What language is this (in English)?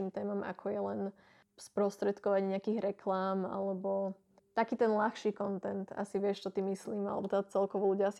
Slovak